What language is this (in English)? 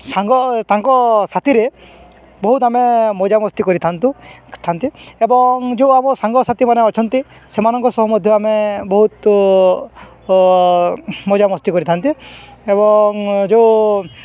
Odia